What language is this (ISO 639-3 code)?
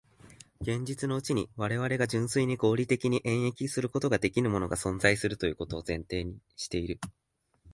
jpn